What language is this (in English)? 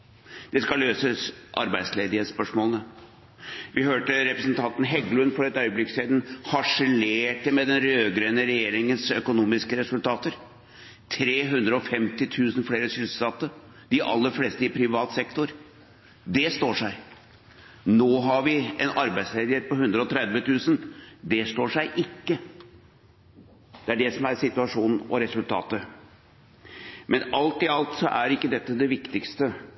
Norwegian Bokmål